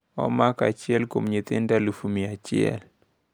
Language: Luo (Kenya and Tanzania)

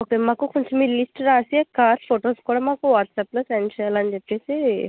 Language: Telugu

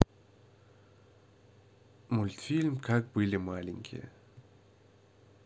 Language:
Russian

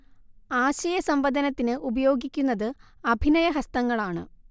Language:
Malayalam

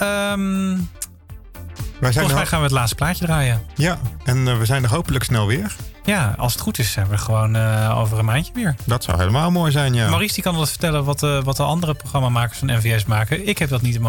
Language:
Dutch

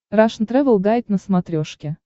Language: Russian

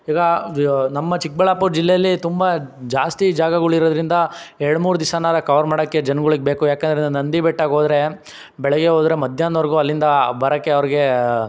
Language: Kannada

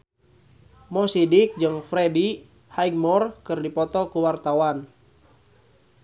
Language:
Sundanese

